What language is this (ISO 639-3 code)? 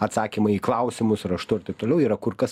lit